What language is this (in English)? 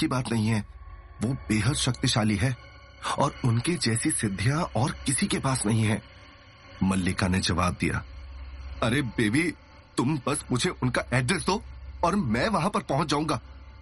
Hindi